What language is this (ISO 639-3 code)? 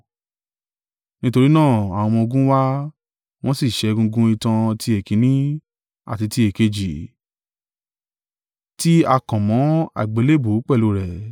yor